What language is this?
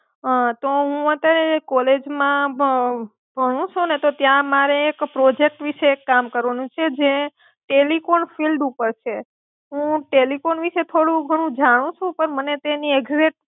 Gujarati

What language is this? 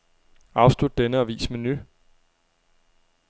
Danish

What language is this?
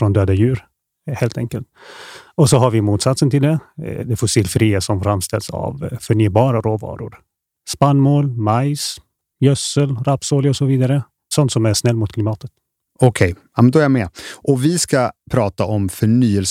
Swedish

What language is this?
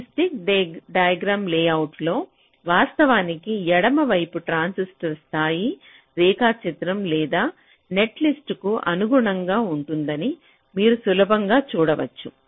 Telugu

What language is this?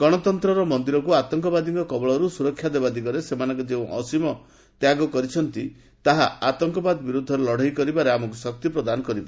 Odia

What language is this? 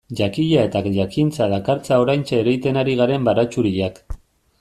Basque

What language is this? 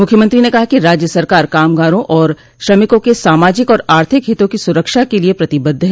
Hindi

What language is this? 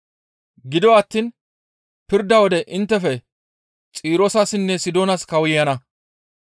Gamo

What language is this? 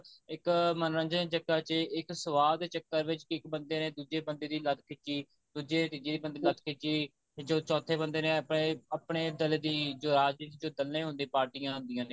Punjabi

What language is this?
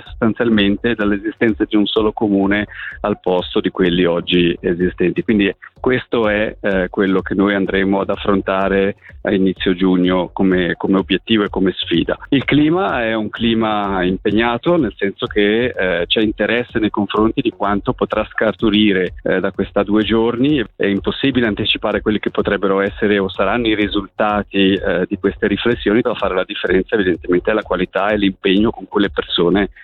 Italian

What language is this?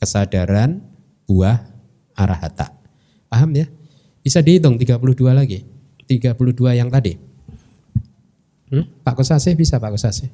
Indonesian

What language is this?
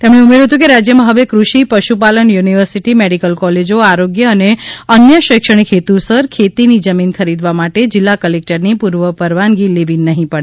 Gujarati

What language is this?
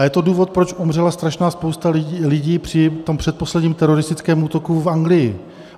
Czech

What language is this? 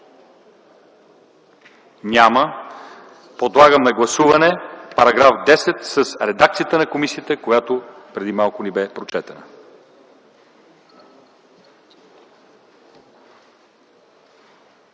Bulgarian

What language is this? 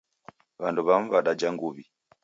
Taita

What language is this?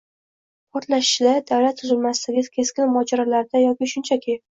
Uzbek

